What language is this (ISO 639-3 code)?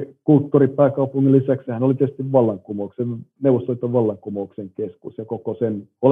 fin